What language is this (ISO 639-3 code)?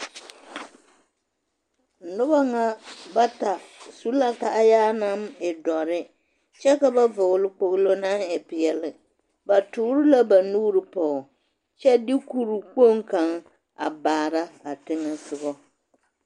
dga